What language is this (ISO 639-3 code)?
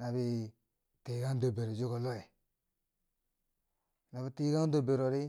bsj